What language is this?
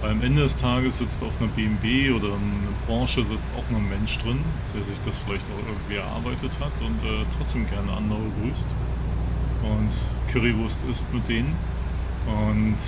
German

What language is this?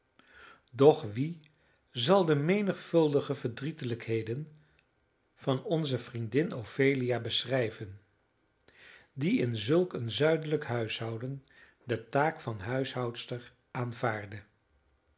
Dutch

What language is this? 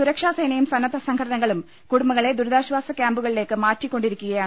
Malayalam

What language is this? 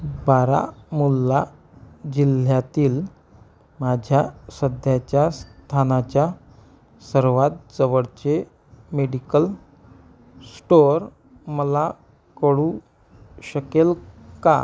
Marathi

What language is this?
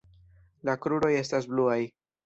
Esperanto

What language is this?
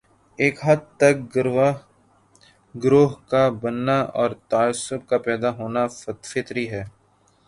Urdu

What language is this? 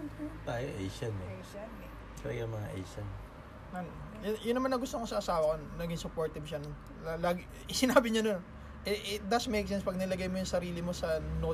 Filipino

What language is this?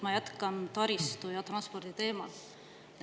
Estonian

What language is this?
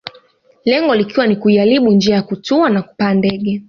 Swahili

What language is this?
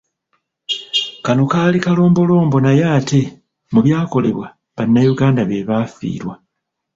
Ganda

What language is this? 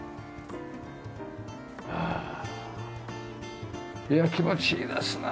Japanese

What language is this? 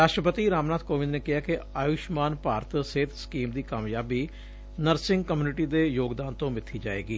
Punjabi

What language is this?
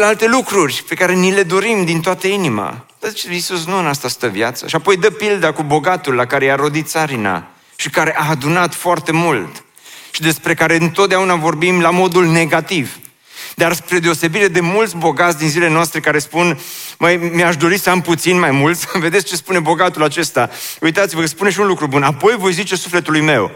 Romanian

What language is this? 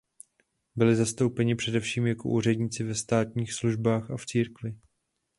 Czech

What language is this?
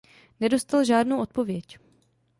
Czech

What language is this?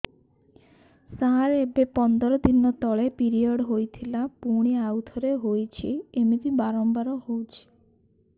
Odia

